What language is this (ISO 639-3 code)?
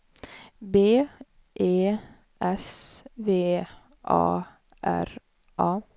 swe